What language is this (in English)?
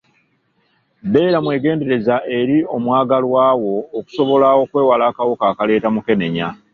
Ganda